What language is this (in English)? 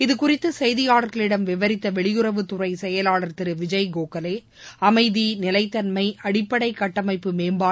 Tamil